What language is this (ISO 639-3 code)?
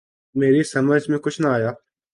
urd